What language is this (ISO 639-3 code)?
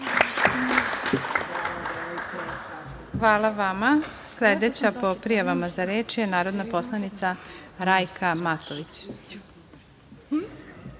srp